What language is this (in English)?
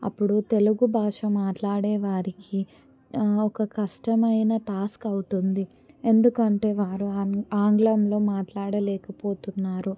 Telugu